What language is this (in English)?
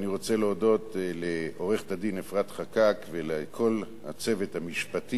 Hebrew